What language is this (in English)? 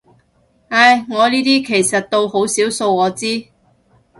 Cantonese